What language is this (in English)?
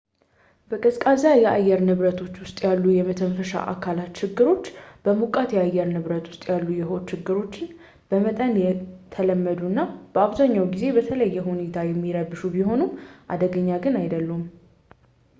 Amharic